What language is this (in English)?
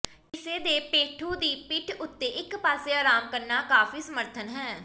Punjabi